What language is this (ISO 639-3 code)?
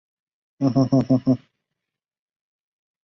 zho